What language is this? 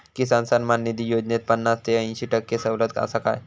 Marathi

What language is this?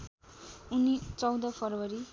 Nepali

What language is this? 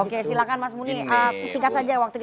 Indonesian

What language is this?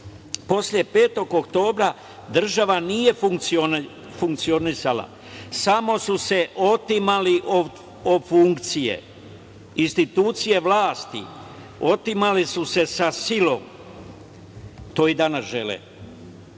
Serbian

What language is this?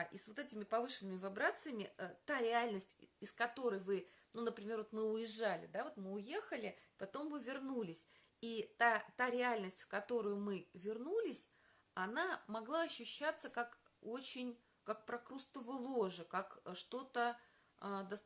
Russian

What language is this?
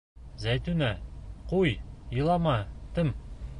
Bashkir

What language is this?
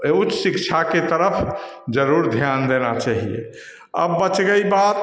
Hindi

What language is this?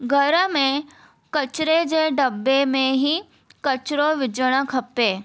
Sindhi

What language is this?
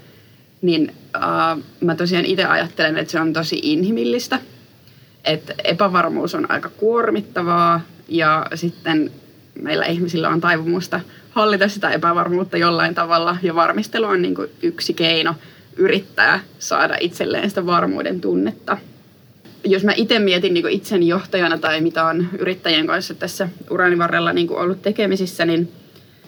Finnish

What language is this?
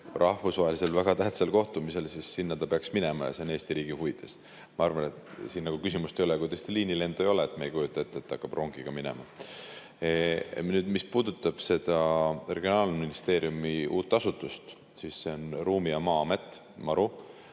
Estonian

